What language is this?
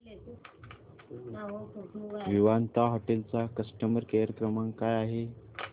Marathi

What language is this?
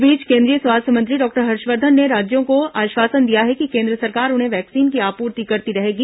Hindi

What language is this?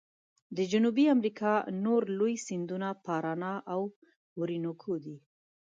Pashto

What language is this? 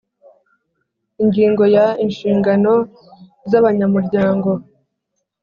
Kinyarwanda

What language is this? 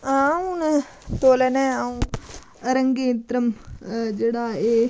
Dogri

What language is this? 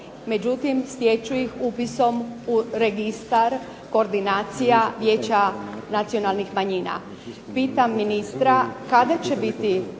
Croatian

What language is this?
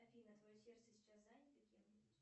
Russian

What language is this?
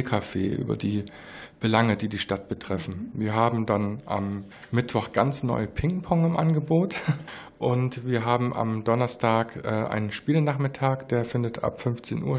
German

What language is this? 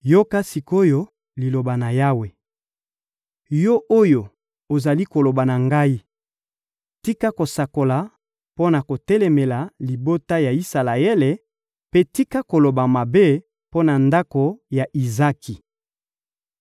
Lingala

